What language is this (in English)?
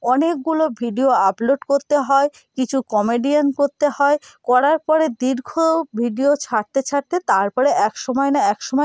Bangla